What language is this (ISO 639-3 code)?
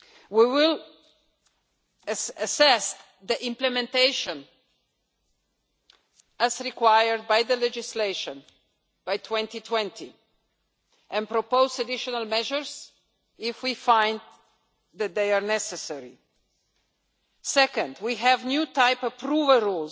eng